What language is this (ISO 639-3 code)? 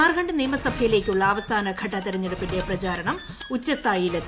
mal